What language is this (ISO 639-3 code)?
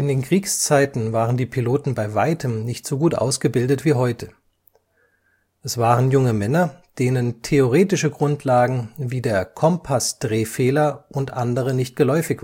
deu